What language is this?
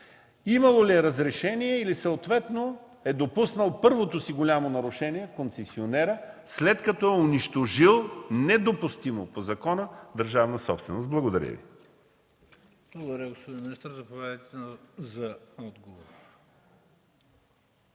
Bulgarian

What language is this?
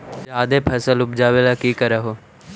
Magahi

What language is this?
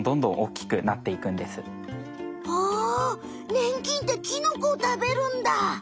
Japanese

